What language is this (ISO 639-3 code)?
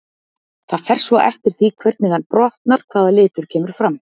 isl